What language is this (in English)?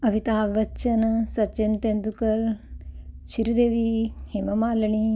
Punjabi